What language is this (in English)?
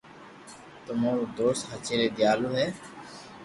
Loarki